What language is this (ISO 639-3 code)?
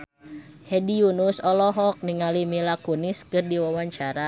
sun